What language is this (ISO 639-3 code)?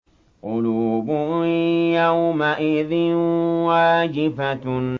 ara